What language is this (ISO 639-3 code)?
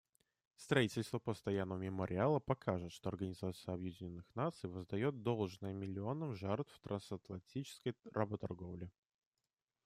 rus